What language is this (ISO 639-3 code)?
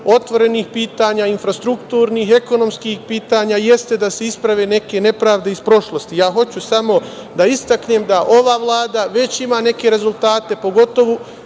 srp